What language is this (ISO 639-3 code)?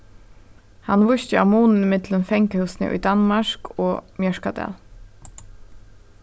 fao